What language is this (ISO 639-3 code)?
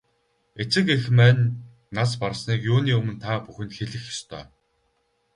mon